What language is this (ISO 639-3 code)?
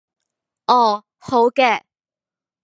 yue